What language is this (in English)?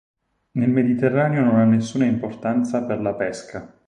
Italian